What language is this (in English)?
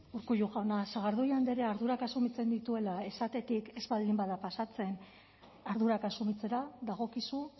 Basque